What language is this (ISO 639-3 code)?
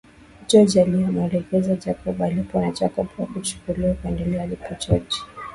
swa